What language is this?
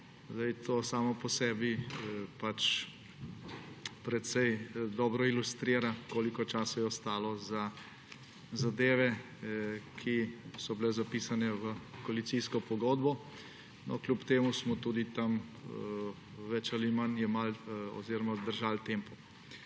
Slovenian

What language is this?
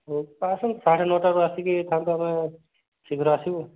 Odia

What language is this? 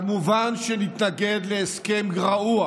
Hebrew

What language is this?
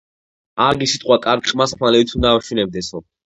Georgian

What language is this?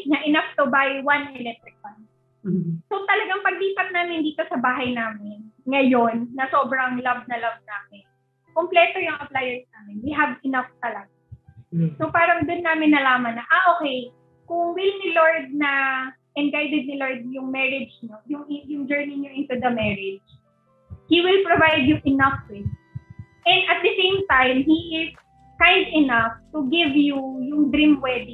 Filipino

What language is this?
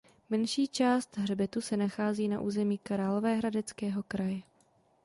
Czech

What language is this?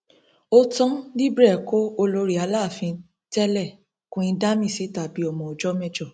Yoruba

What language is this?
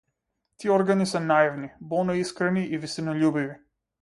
Macedonian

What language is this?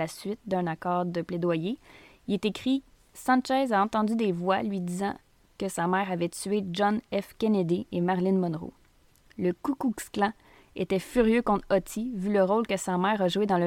French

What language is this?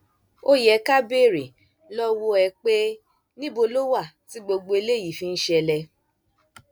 Yoruba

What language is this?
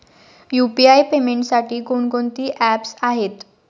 Marathi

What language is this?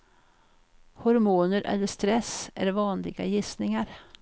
Swedish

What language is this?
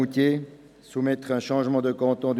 Swiss German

